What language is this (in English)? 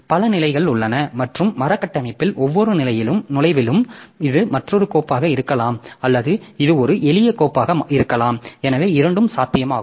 Tamil